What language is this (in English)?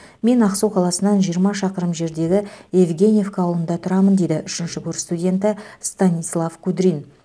Kazakh